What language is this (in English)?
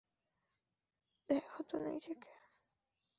Bangla